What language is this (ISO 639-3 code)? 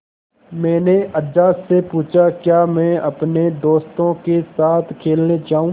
hin